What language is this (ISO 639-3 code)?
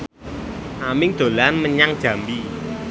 jav